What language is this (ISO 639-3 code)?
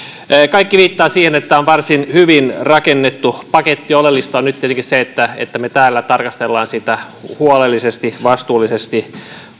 fin